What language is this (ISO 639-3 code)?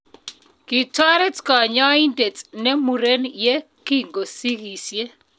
kln